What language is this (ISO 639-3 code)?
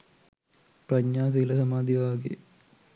sin